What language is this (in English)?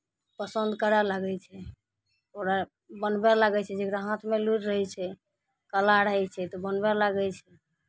Maithili